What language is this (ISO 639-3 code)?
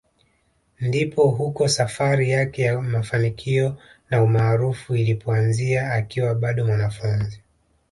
swa